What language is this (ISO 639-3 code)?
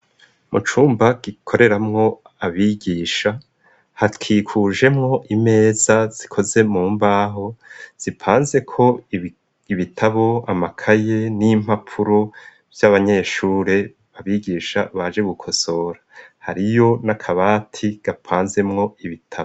run